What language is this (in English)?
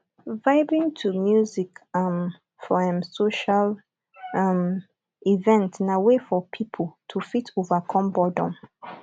Nigerian Pidgin